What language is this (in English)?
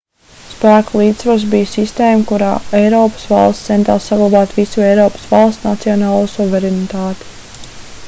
Latvian